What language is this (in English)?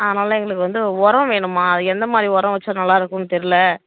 Tamil